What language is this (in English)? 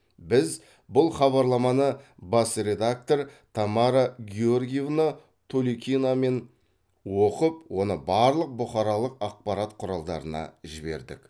Kazakh